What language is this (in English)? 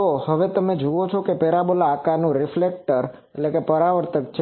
Gujarati